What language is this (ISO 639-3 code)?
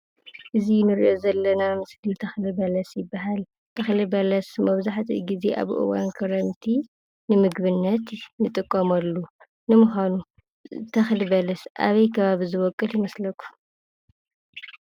tir